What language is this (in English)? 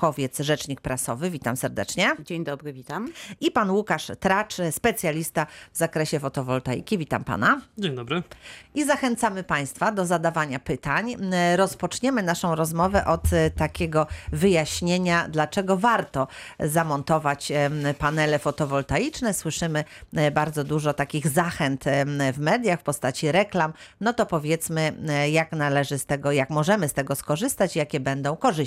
Polish